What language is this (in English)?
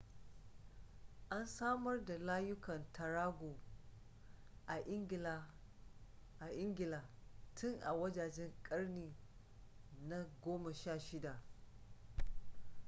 Hausa